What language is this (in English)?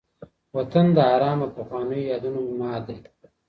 Pashto